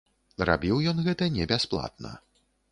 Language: Belarusian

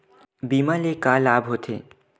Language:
Chhattisgarhi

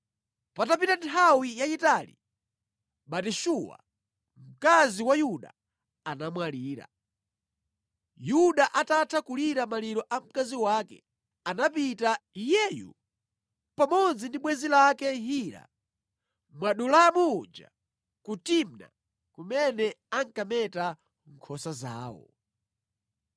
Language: Nyanja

